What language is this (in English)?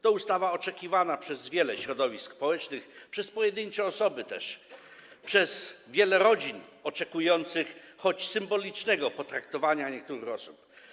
Polish